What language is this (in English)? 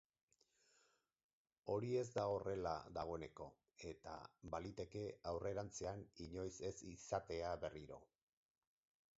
Basque